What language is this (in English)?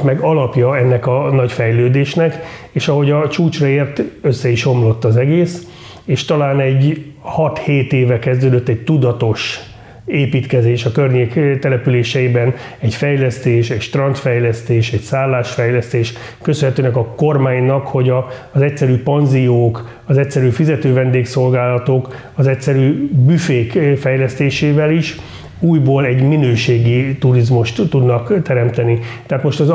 Hungarian